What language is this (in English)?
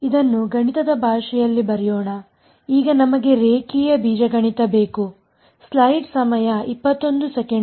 Kannada